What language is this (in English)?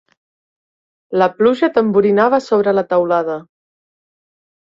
Catalan